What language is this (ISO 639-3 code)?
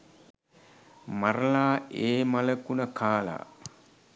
sin